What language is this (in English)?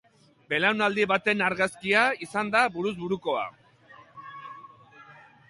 Basque